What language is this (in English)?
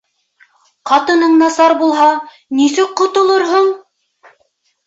Bashkir